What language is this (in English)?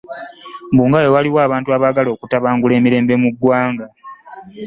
Ganda